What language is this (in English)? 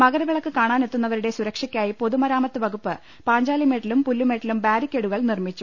Malayalam